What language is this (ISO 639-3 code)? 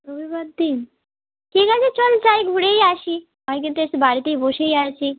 ben